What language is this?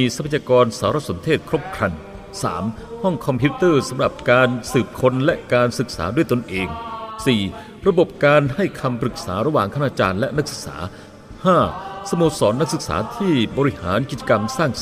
Thai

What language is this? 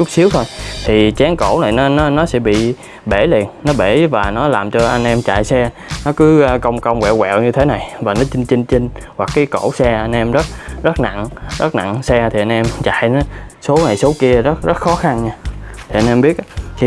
Vietnamese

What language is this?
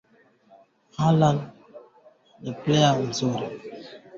Swahili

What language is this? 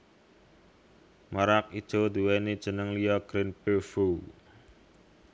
Javanese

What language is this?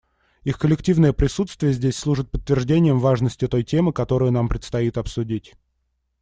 Russian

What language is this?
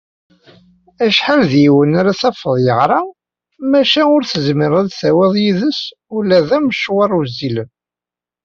Kabyle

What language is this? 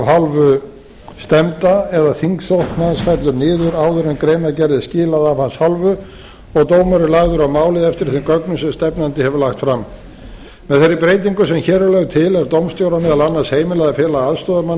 Icelandic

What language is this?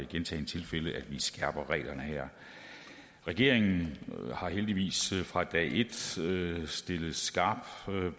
Danish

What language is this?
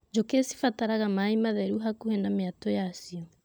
Kikuyu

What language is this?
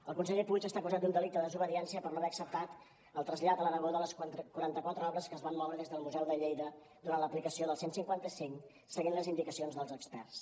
Catalan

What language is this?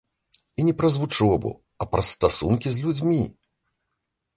Belarusian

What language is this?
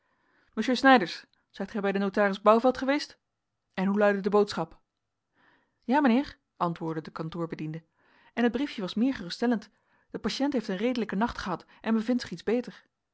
Dutch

